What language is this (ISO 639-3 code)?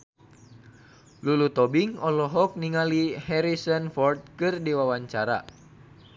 sun